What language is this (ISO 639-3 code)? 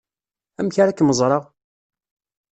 kab